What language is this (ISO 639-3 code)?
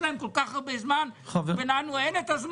heb